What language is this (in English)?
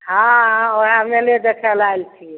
Maithili